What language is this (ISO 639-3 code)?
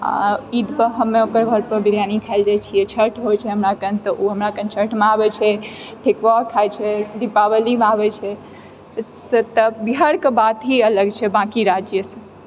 mai